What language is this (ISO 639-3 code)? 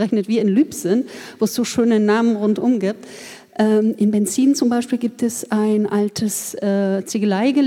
deu